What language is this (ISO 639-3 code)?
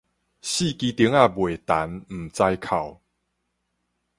nan